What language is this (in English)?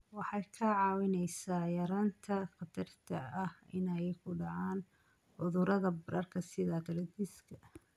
Somali